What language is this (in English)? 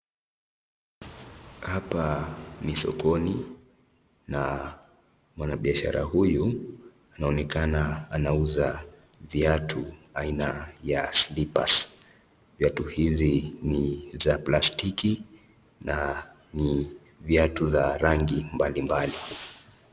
Swahili